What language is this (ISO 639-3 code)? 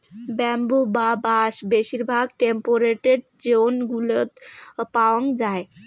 ben